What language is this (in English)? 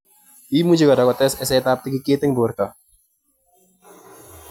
Kalenjin